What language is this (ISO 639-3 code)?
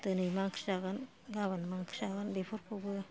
brx